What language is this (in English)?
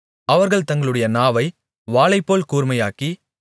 Tamil